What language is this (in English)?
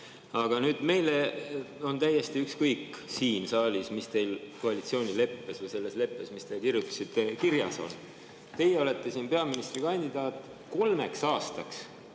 Estonian